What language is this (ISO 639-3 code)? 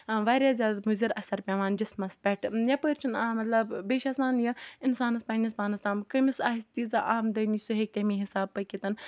kas